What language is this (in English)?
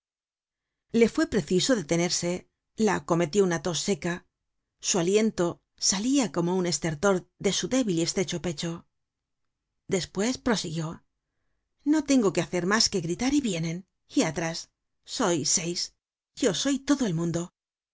Spanish